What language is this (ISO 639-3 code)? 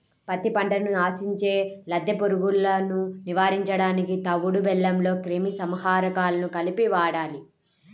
tel